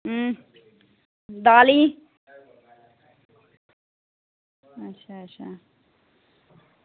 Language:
Dogri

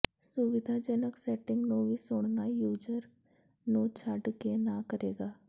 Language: Punjabi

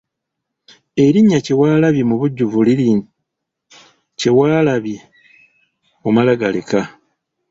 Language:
Ganda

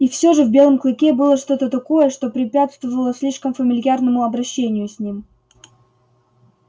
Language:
Russian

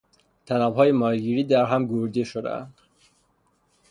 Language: Persian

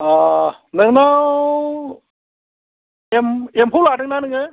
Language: Bodo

